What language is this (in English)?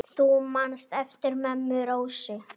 Icelandic